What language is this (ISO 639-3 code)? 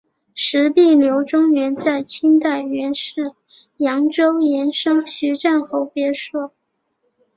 zho